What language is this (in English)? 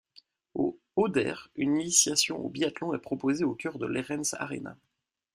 French